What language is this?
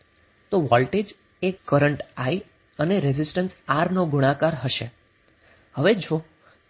Gujarati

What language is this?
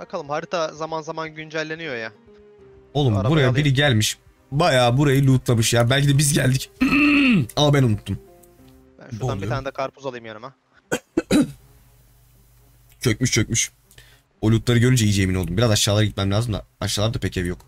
Turkish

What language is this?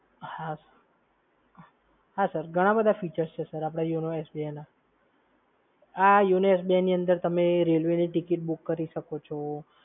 Gujarati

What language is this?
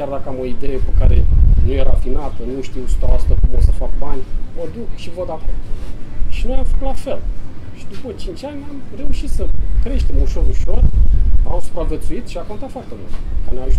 Romanian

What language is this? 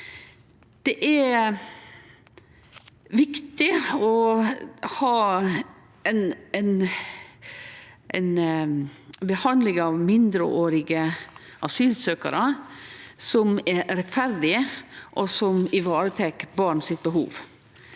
Norwegian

